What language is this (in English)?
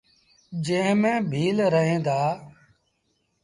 Sindhi Bhil